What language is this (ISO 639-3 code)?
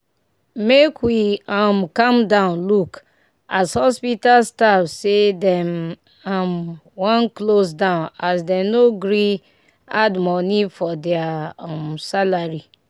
pcm